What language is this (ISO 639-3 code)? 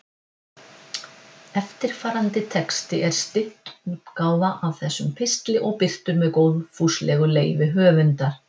isl